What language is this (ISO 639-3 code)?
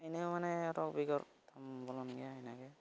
sat